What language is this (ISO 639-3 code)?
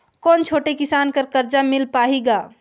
hne